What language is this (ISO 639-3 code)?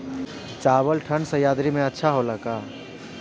bho